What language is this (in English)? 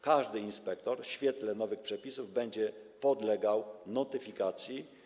Polish